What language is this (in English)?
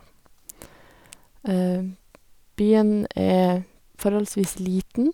Norwegian